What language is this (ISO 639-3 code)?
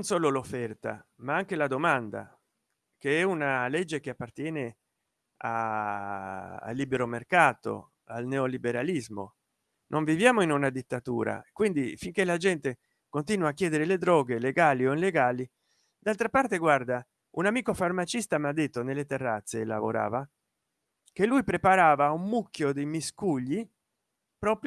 ita